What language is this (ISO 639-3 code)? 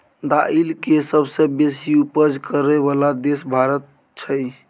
mai